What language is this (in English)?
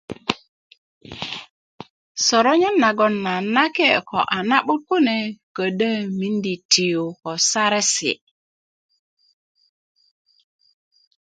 Kuku